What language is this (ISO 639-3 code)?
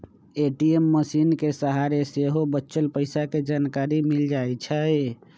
mag